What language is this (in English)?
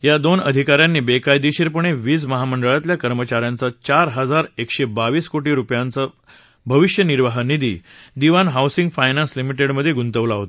Marathi